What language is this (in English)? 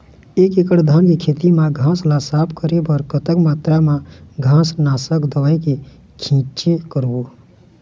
Chhattisgarhi